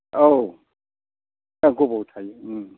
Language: Bodo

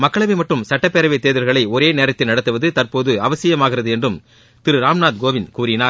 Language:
Tamil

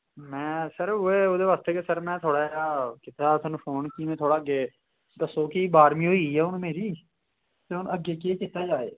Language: Dogri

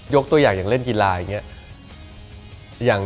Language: Thai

